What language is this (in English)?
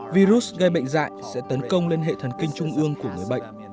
Vietnamese